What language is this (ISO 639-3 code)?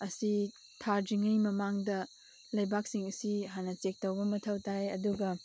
mni